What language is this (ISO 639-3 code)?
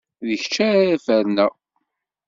kab